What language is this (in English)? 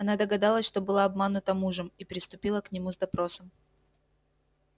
Russian